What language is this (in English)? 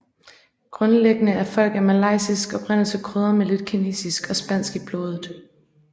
Danish